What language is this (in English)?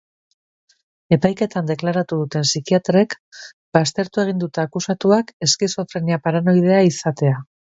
Basque